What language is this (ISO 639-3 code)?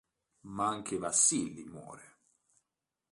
ita